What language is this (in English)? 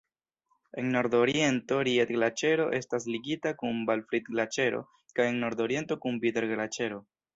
Esperanto